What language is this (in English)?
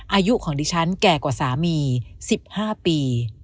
Thai